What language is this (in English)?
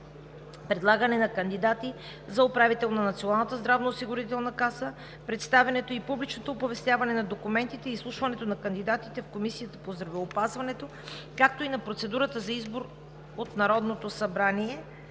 Bulgarian